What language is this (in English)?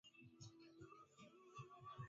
Swahili